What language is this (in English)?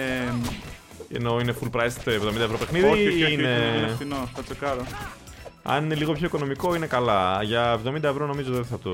Greek